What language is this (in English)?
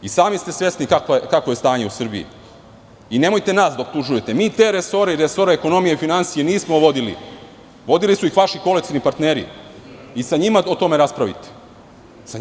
Serbian